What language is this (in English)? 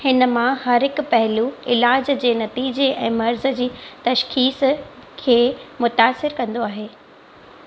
Sindhi